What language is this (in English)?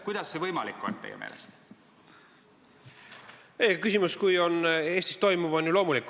Estonian